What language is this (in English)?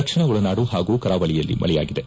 Kannada